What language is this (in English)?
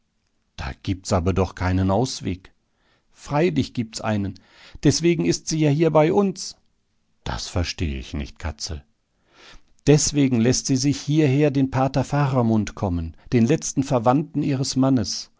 German